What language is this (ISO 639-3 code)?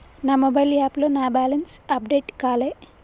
tel